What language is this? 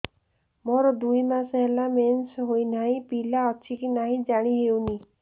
Odia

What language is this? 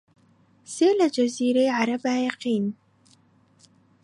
Central Kurdish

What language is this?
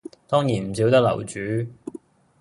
Cantonese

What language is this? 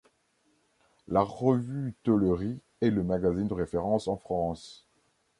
French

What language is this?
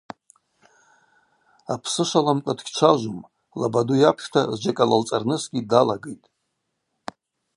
Abaza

